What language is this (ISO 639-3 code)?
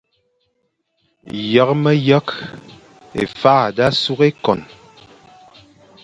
fan